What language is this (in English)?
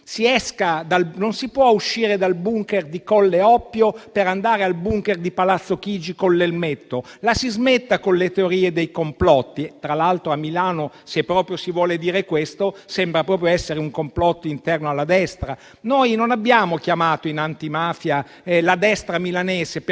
Italian